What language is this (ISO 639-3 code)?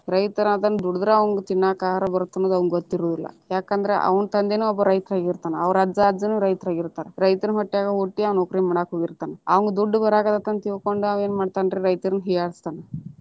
kan